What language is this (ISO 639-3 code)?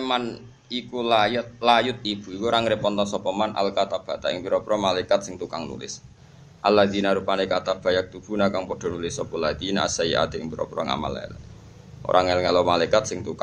ind